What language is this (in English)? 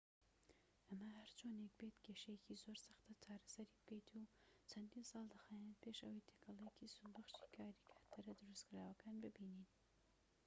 Central Kurdish